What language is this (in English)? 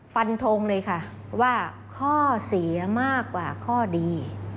Thai